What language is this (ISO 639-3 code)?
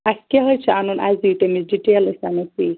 kas